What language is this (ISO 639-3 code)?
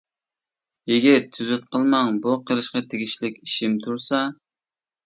uig